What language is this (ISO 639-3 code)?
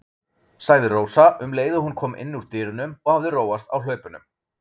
isl